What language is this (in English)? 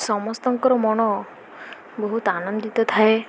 Odia